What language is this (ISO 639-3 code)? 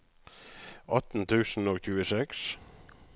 nor